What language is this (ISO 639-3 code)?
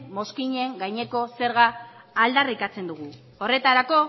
eus